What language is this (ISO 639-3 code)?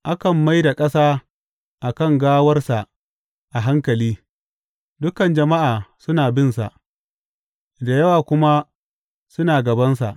hau